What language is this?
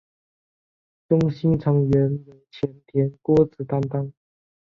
Chinese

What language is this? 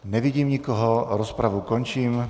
Czech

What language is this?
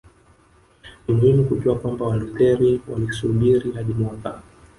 Swahili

